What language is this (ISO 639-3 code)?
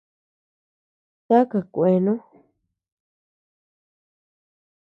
cux